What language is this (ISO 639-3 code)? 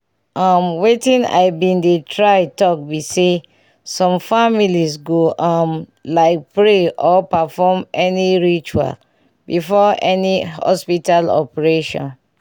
pcm